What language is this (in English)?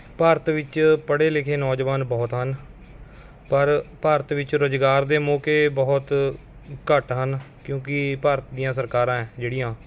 Punjabi